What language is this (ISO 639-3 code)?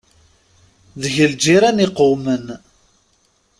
kab